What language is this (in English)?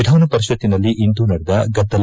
Kannada